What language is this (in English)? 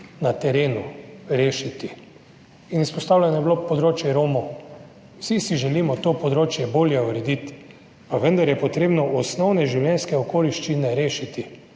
Slovenian